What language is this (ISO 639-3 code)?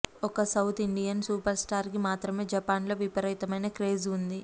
tel